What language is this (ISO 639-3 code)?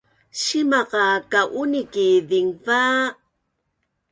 bnn